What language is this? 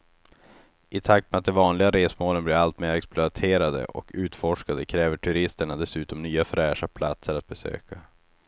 Swedish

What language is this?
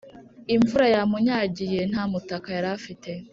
Kinyarwanda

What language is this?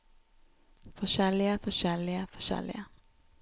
Norwegian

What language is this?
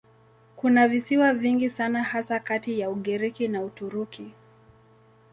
Swahili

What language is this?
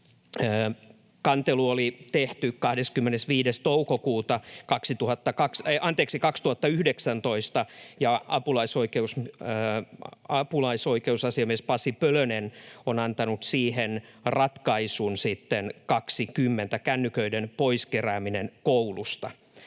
Finnish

